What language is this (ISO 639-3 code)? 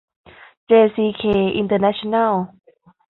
tha